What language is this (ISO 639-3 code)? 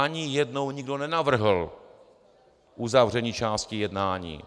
ces